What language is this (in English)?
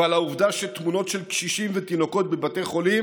Hebrew